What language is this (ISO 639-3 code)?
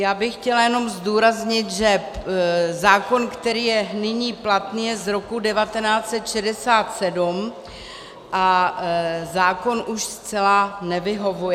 ces